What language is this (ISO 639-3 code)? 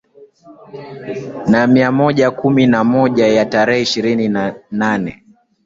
swa